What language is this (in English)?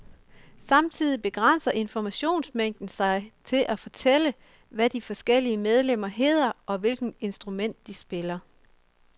Danish